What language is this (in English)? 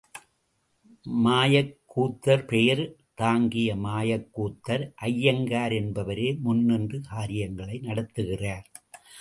Tamil